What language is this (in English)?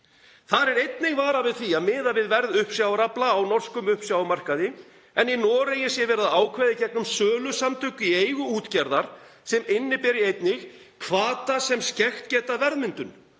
Icelandic